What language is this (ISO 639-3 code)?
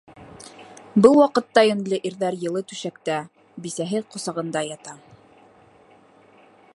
bak